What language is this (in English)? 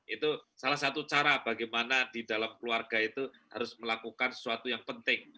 Indonesian